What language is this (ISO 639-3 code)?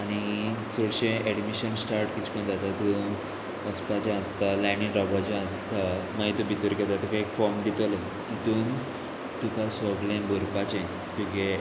kok